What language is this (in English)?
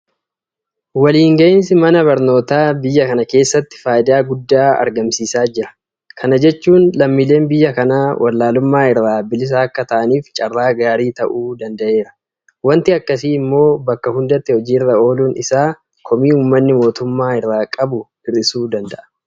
Oromo